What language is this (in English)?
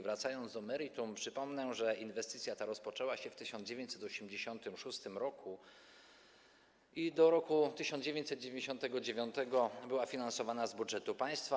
Polish